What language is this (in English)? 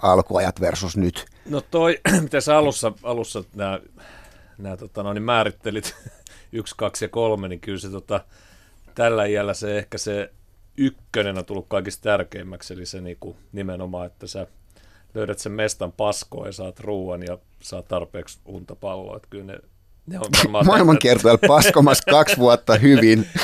Finnish